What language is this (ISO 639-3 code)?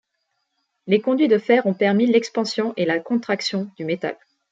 fra